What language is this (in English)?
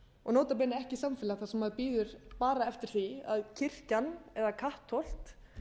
Icelandic